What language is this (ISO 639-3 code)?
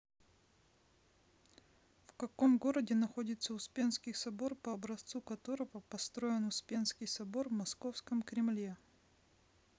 rus